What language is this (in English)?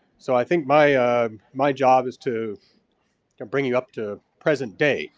English